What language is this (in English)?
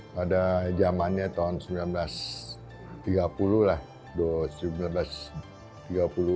Indonesian